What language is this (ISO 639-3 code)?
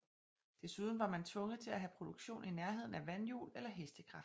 dan